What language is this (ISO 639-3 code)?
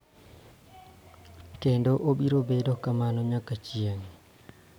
luo